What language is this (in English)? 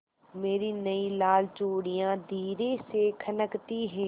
Hindi